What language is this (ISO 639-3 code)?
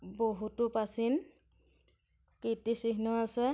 asm